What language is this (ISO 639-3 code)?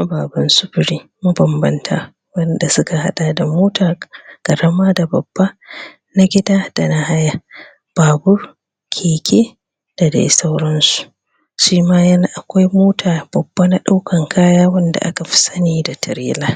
hau